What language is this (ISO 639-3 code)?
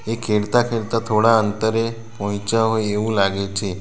guj